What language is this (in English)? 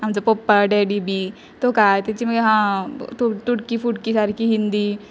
Konkani